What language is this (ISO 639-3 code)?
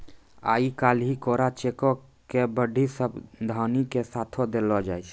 mai